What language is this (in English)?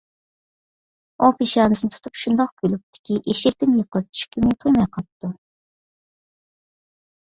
Uyghur